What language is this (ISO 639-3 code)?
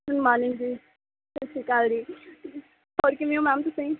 pan